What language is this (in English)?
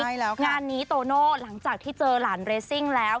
Thai